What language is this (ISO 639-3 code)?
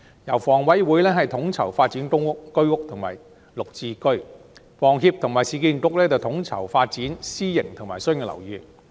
yue